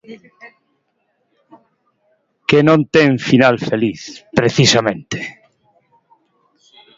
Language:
Galician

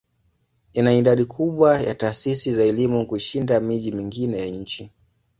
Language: Swahili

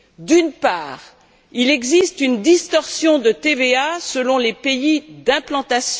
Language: French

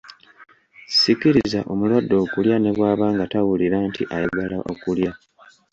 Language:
Ganda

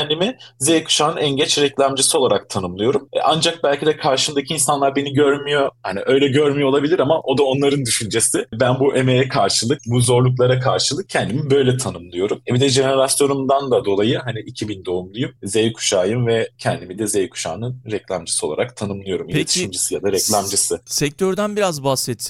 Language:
Turkish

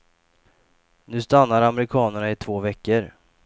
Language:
Swedish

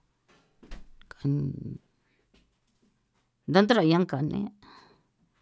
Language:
San Felipe Otlaltepec Popoloca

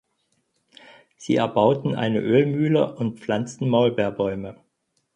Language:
German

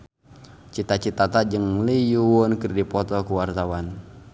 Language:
Sundanese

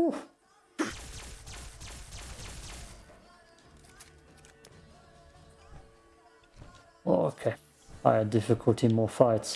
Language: English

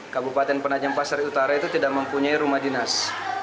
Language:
Indonesian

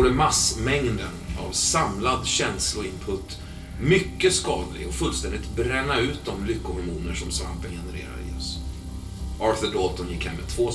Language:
Swedish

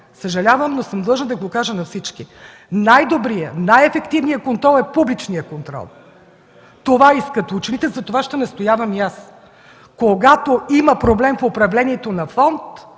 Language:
Bulgarian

